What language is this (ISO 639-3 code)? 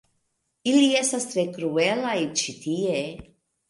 epo